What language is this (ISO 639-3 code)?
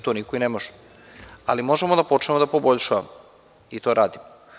srp